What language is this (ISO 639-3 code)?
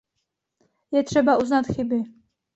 ces